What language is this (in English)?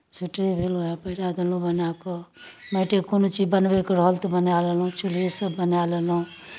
Maithili